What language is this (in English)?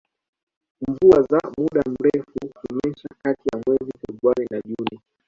Swahili